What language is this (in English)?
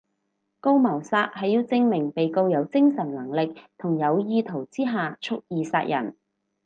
Cantonese